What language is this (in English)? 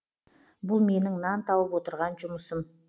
Kazakh